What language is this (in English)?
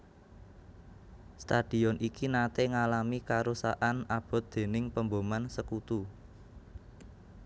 Javanese